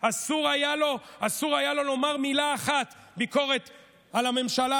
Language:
Hebrew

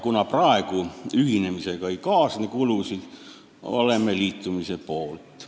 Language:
Estonian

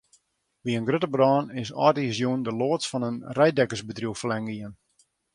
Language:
Western Frisian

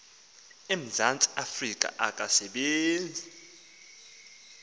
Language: Xhosa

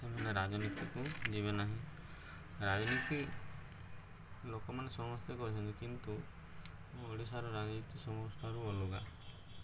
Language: Odia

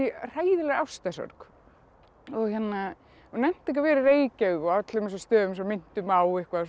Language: Icelandic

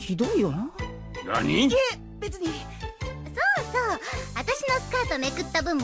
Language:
Japanese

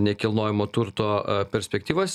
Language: Lithuanian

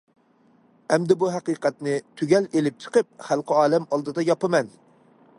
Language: Uyghur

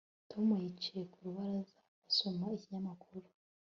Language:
Kinyarwanda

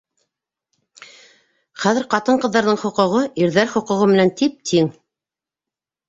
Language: Bashkir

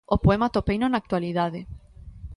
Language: Galician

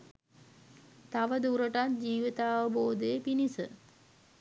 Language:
Sinhala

